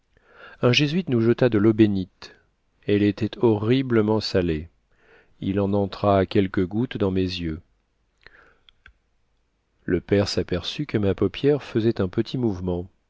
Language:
French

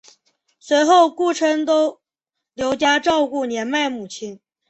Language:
Chinese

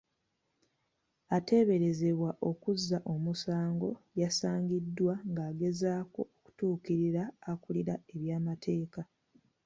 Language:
Ganda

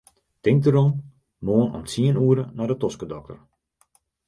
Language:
Western Frisian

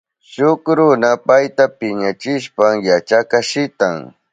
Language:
Southern Pastaza Quechua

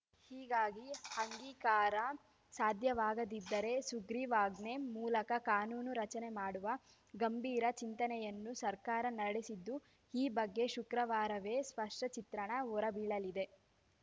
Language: Kannada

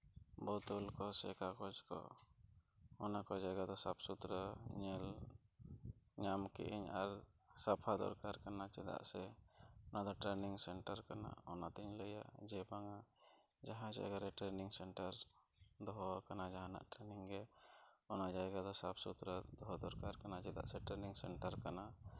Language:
Santali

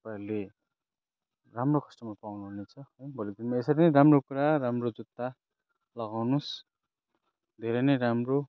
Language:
Nepali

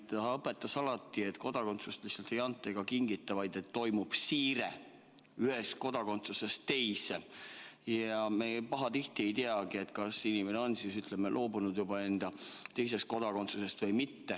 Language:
Estonian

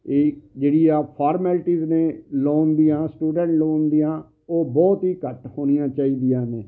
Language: Punjabi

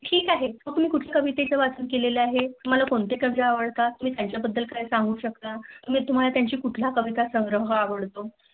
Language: Marathi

